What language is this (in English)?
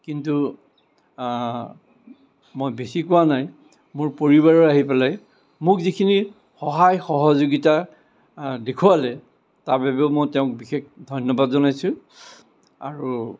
Assamese